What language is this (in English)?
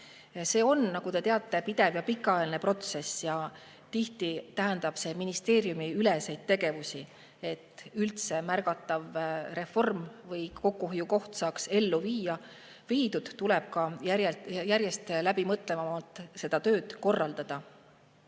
Estonian